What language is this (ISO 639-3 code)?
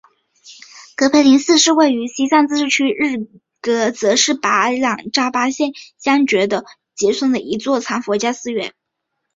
zho